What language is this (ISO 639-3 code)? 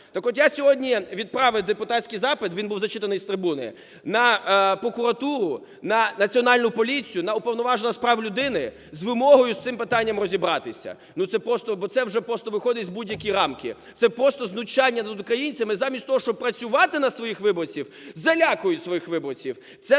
ukr